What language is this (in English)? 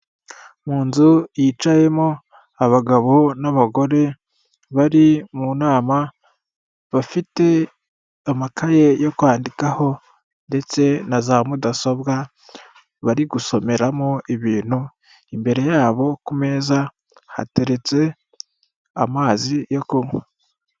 Kinyarwanda